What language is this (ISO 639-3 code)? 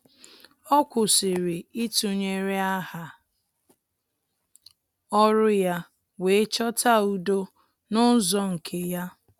ibo